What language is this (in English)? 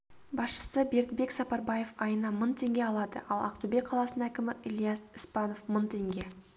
Kazakh